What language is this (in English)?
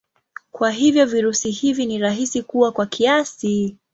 Swahili